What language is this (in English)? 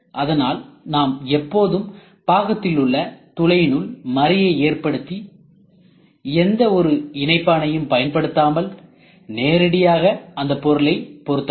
Tamil